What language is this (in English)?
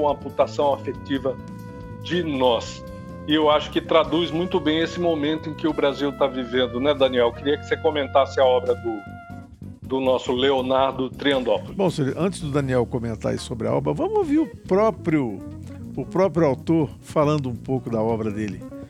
Portuguese